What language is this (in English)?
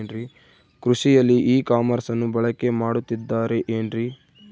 Kannada